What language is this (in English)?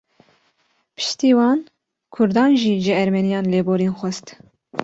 Kurdish